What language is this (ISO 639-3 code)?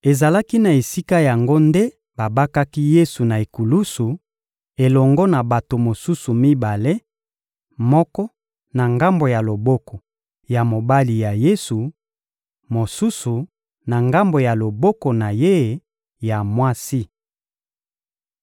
lin